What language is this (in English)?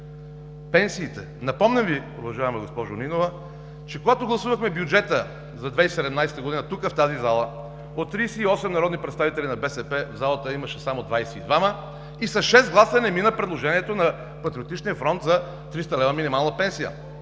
Bulgarian